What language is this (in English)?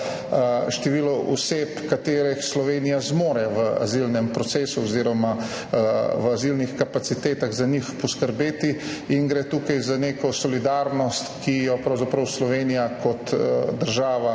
Slovenian